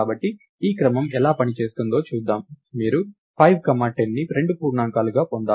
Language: Telugu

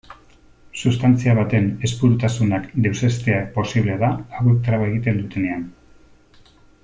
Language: Basque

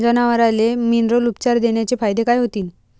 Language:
Marathi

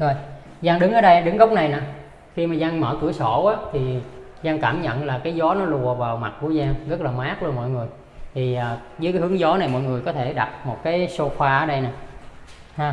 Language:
Vietnamese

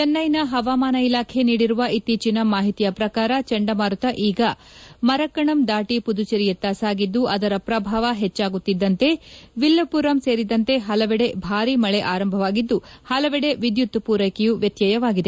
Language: Kannada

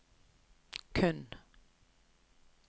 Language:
Norwegian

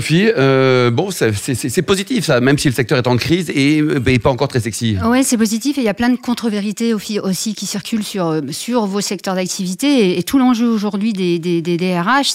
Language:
French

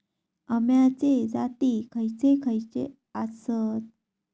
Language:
Marathi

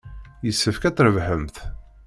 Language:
Kabyle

